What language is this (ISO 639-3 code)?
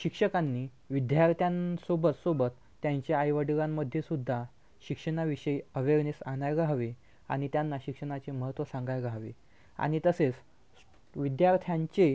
mar